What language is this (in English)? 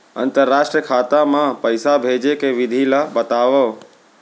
Chhattisgarhi